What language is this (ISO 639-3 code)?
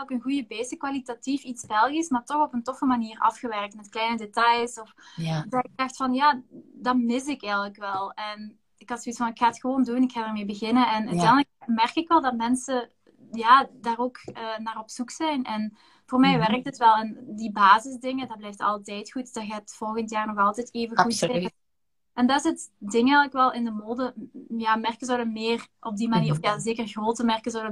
nld